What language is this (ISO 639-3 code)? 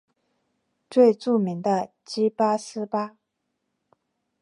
zho